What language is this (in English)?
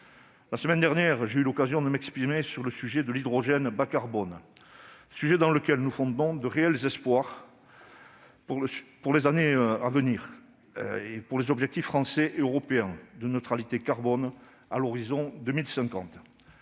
French